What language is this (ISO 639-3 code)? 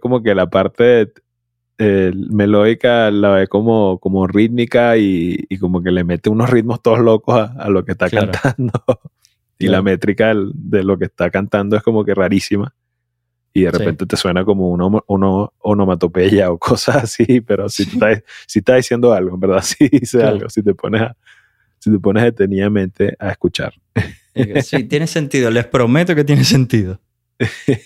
spa